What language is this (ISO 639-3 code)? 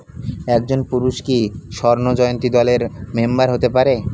ben